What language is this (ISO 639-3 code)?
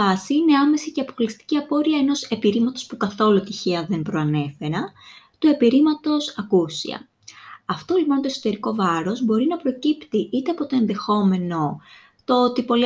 ell